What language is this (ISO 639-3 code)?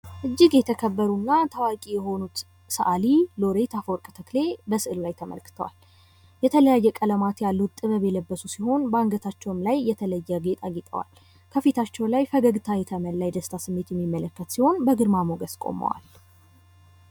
amh